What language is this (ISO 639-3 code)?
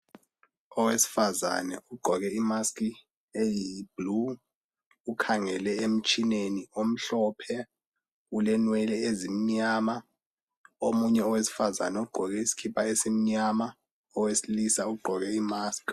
nde